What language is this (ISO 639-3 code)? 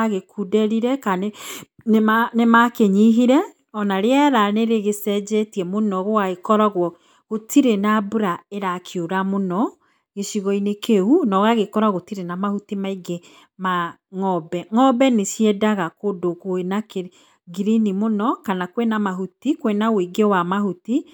kik